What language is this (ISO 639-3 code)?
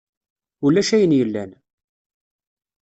kab